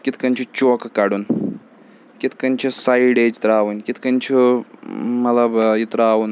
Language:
Kashmiri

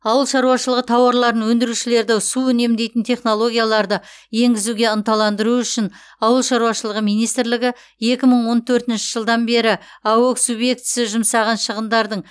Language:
Kazakh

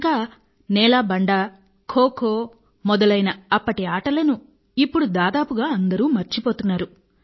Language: Telugu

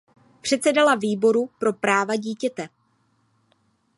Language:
Czech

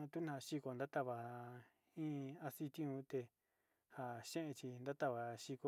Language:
Sinicahua Mixtec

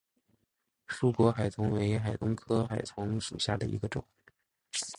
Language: Chinese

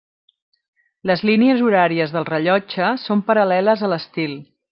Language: Catalan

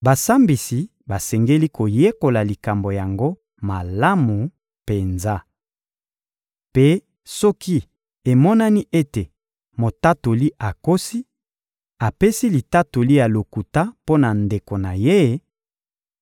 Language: Lingala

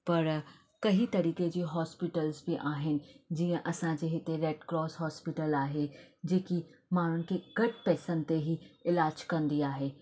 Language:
Sindhi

